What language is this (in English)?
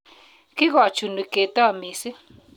Kalenjin